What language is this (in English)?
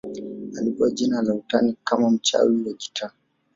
Swahili